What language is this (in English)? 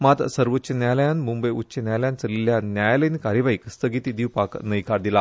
Konkani